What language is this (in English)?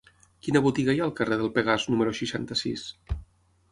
Catalan